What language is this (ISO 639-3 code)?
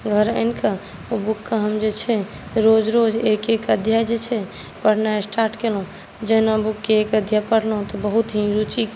mai